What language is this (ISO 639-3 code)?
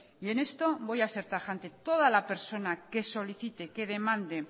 spa